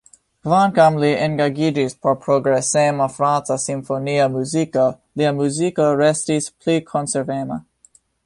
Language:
Esperanto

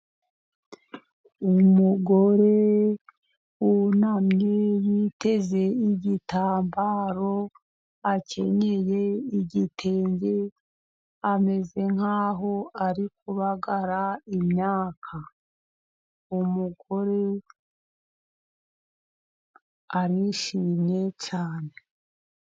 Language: Kinyarwanda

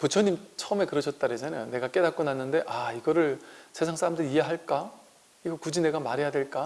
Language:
Korean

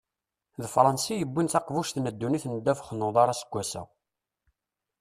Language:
Kabyle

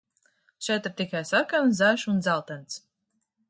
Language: Latvian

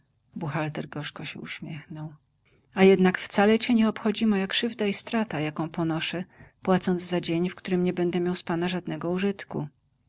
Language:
Polish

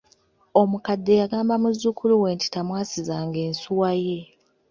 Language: Ganda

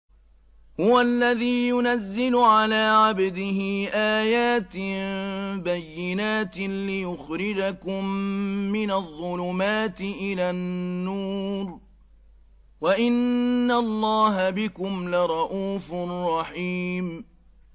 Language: Arabic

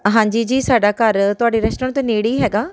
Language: Punjabi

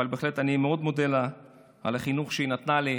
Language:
Hebrew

